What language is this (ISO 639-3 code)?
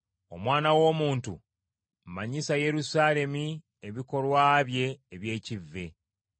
lug